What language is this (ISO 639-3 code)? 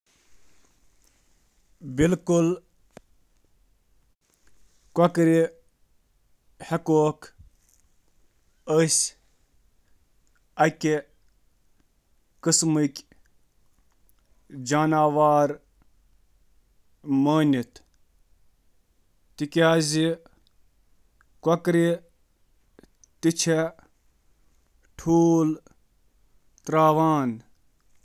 kas